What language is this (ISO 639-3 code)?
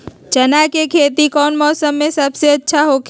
mag